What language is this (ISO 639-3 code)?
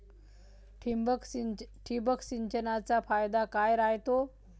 mar